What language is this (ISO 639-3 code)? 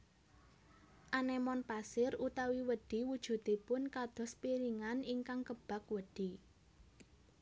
jav